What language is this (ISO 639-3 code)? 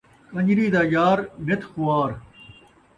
skr